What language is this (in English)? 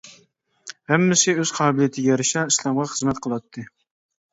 Uyghur